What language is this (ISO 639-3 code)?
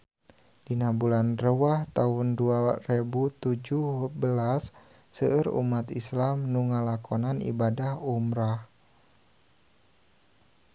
sun